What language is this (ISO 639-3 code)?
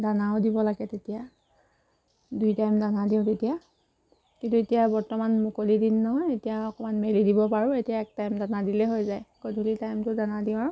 asm